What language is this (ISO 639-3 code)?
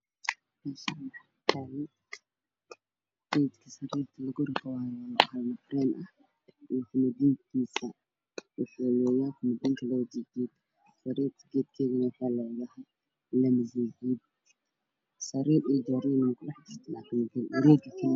som